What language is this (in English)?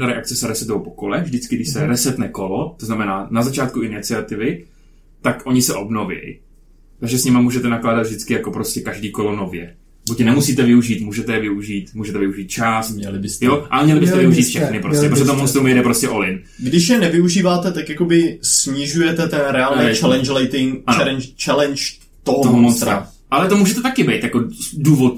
Czech